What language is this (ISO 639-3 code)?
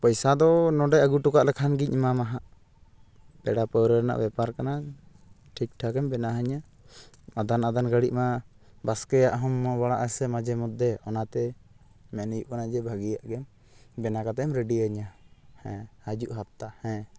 sat